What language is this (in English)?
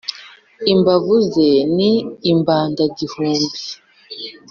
Kinyarwanda